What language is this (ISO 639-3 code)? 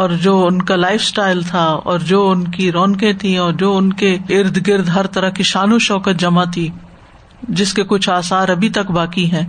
urd